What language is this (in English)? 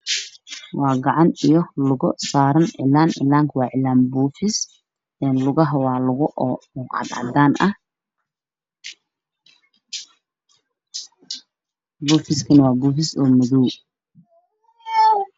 Somali